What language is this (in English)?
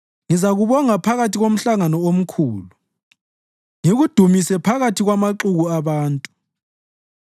North Ndebele